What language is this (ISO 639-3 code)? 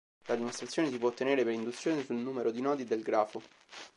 ita